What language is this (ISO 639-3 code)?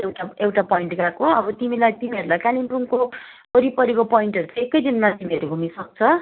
nep